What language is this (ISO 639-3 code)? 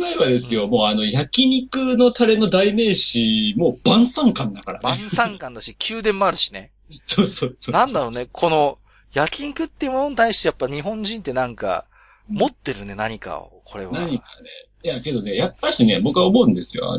jpn